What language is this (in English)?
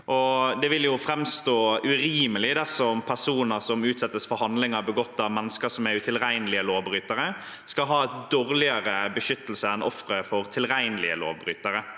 Norwegian